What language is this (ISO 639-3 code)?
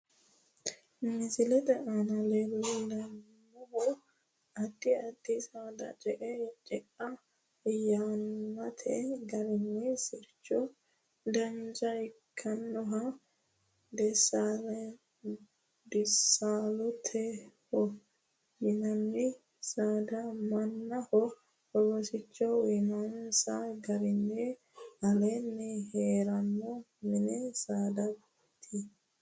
sid